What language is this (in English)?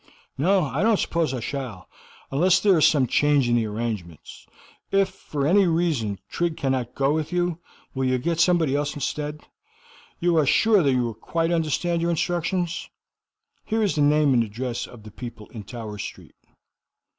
English